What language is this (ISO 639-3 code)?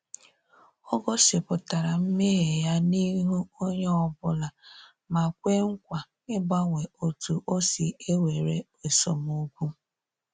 ibo